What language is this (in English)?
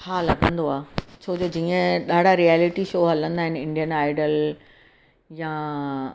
Sindhi